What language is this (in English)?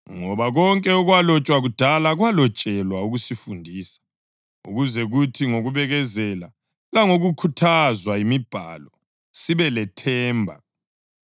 North Ndebele